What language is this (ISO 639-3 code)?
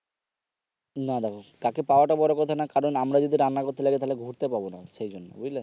ben